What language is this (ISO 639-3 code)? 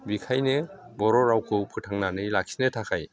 brx